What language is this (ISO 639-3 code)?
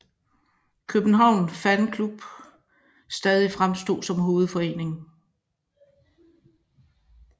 dan